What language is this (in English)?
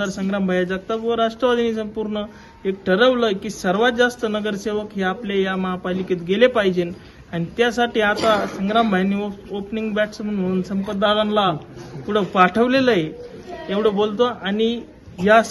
Marathi